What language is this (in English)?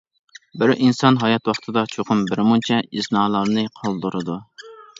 Uyghur